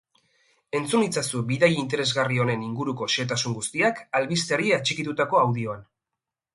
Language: Basque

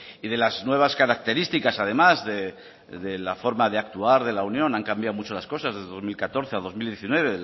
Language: Spanish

